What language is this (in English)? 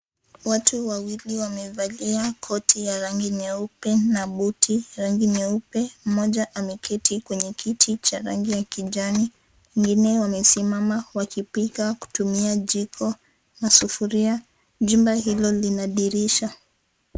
Swahili